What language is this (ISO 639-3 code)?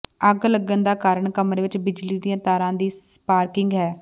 pan